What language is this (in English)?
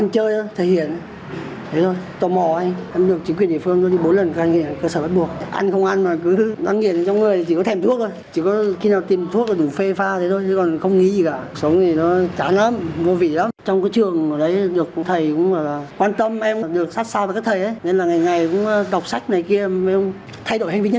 Vietnamese